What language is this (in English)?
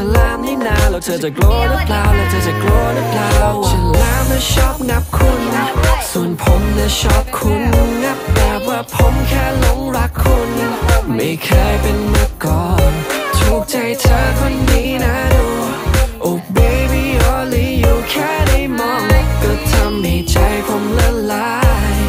Thai